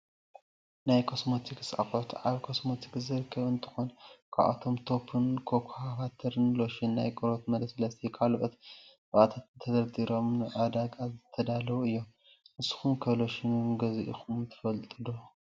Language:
Tigrinya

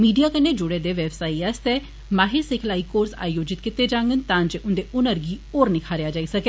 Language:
Dogri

